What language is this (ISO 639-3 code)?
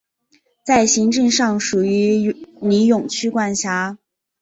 zho